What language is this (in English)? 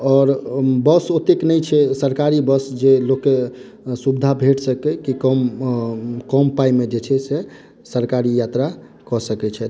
Maithili